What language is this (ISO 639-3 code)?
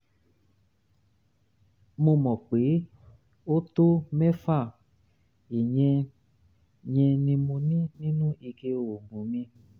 yor